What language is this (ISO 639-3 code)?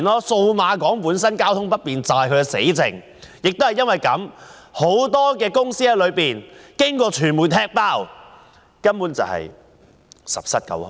yue